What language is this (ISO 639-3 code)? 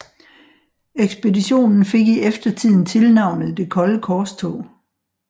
dan